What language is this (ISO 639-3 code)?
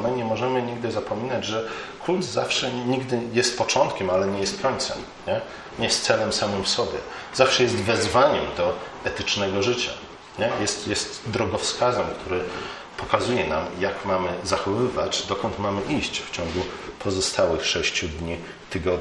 pol